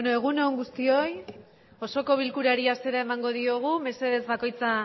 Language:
Basque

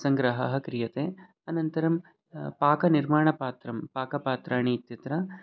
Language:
Sanskrit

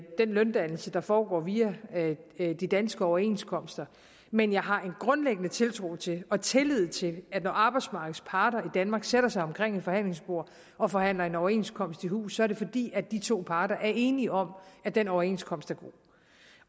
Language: Danish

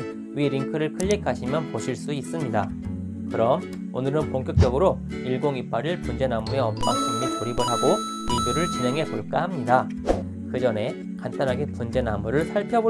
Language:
Korean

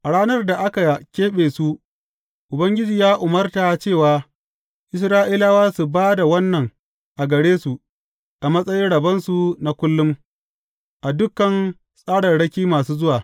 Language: Hausa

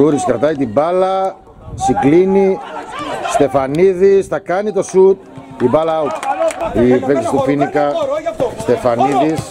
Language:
Greek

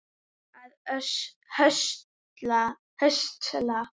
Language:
Icelandic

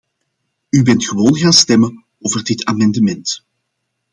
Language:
Dutch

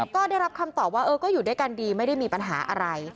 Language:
Thai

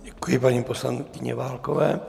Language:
Czech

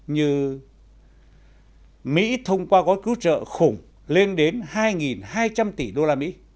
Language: Vietnamese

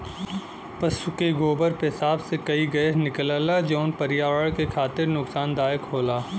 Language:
Bhojpuri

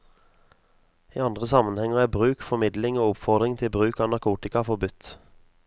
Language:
Norwegian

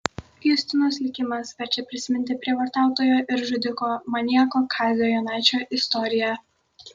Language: Lithuanian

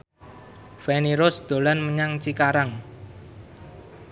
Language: Javanese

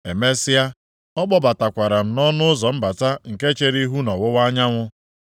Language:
Igbo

